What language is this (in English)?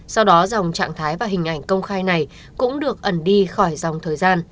Vietnamese